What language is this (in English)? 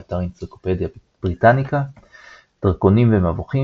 Hebrew